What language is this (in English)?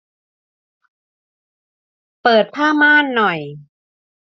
Thai